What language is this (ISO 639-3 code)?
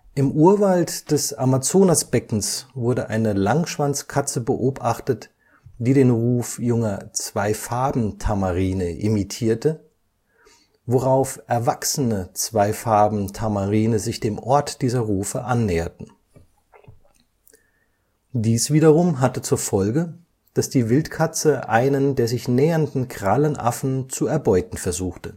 deu